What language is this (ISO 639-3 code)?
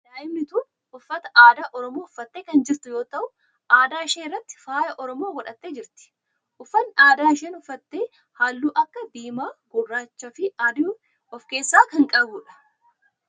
orm